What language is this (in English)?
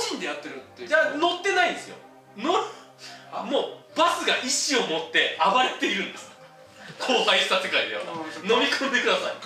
Japanese